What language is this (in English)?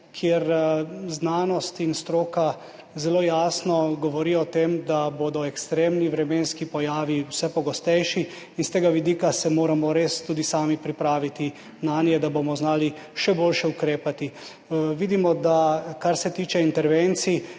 Slovenian